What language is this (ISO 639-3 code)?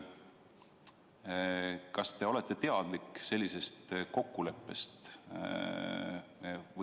est